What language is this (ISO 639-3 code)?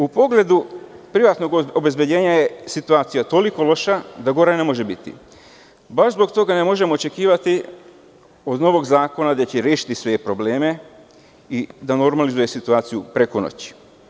srp